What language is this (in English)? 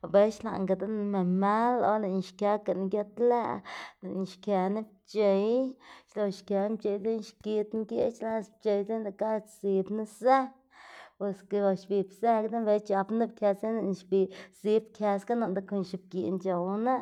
Xanaguía Zapotec